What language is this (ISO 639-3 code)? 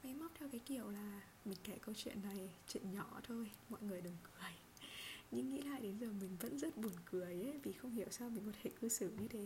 vie